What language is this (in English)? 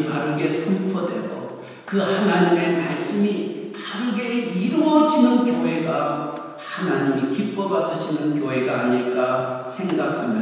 Korean